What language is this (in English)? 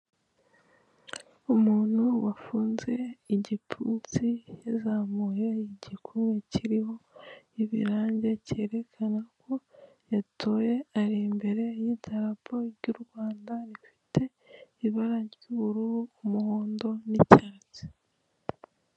Kinyarwanda